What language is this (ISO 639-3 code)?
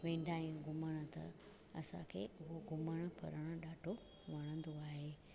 snd